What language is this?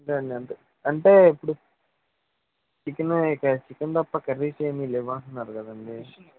Telugu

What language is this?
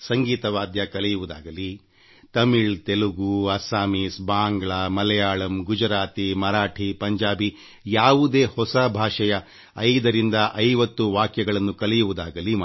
Kannada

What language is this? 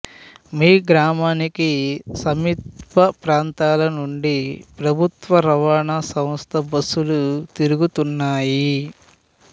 Telugu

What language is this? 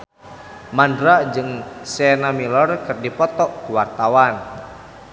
Sundanese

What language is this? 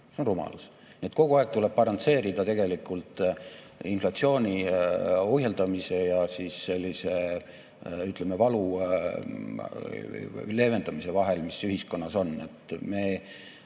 Estonian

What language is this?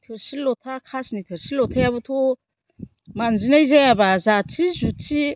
Bodo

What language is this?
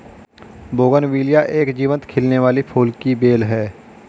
Hindi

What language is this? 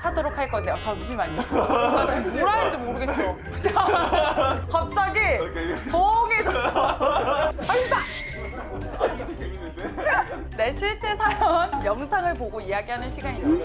Korean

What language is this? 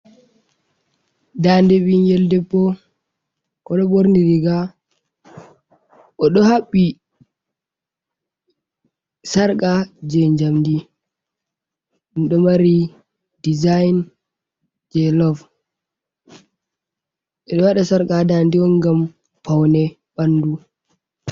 Fula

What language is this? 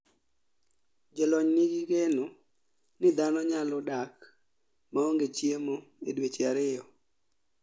Luo (Kenya and Tanzania)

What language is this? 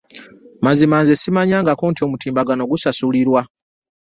Ganda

